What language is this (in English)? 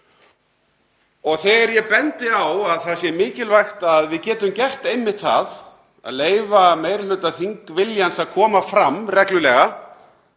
Icelandic